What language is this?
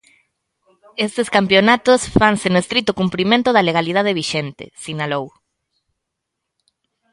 Galician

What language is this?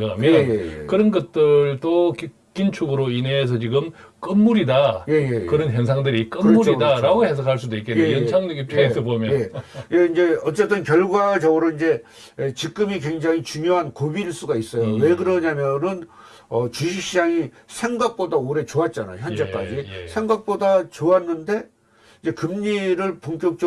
Korean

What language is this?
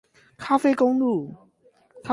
Chinese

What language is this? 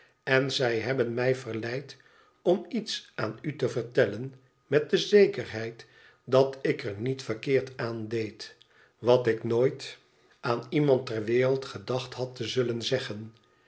Dutch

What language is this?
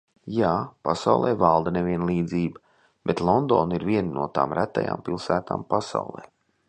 Latvian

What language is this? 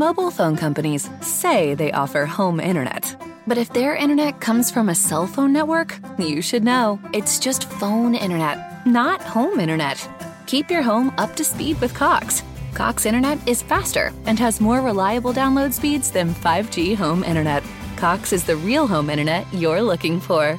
Italian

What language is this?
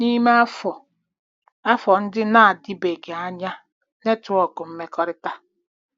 Igbo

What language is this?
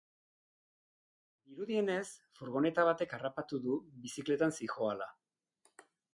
Basque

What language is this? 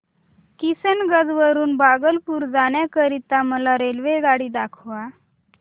Marathi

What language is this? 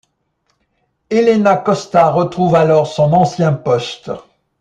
French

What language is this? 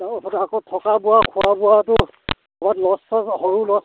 Assamese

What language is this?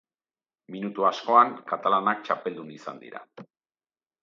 Basque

